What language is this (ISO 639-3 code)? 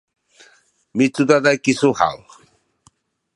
szy